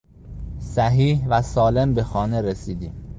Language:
Persian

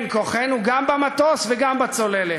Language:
Hebrew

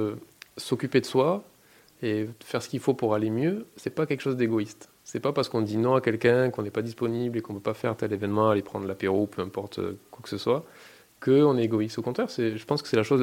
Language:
French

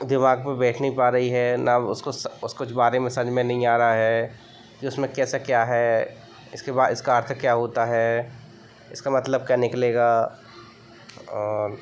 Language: Hindi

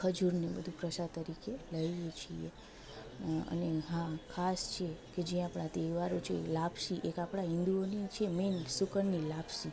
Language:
Gujarati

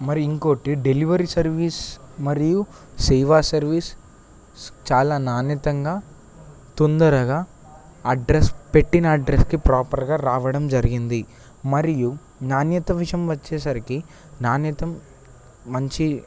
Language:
Telugu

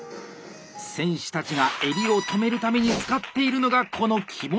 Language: Japanese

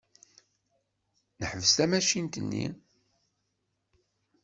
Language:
Kabyle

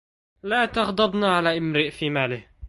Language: Arabic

